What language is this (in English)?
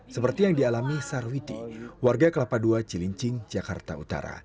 Indonesian